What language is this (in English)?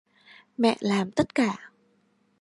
Vietnamese